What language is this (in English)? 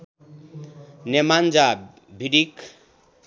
Nepali